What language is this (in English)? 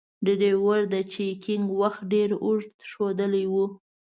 Pashto